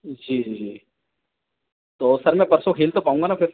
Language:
Hindi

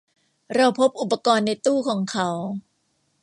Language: Thai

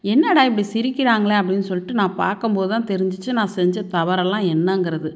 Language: Tamil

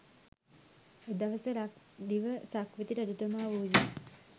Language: Sinhala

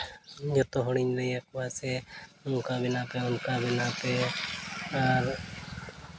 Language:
Santali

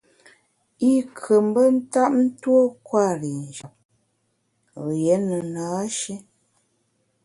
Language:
Bamun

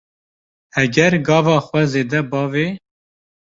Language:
Kurdish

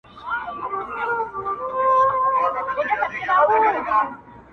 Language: Pashto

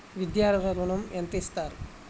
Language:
Telugu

